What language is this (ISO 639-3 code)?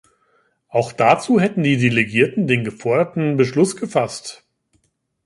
deu